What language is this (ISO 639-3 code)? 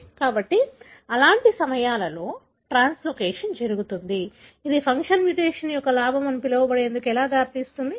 tel